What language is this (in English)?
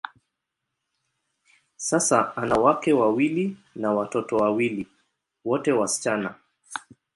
Swahili